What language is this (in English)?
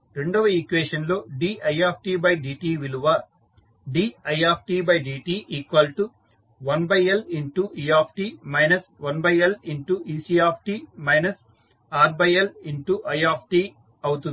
Telugu